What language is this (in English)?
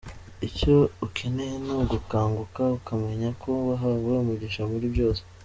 Kinyarwanda